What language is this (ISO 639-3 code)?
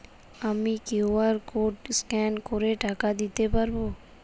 ben